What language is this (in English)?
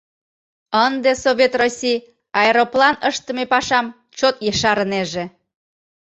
Mari